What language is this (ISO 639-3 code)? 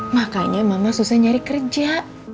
ind